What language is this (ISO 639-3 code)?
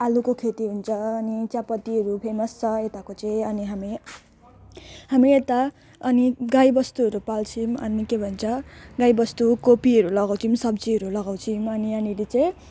nep